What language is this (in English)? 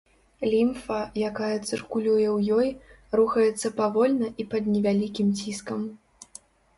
Belarusian